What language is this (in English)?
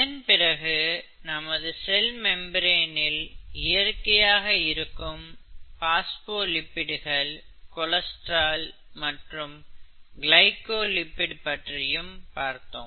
Tamil